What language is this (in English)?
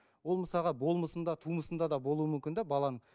Kazakh